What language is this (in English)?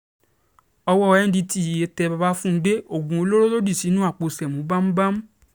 Yoruba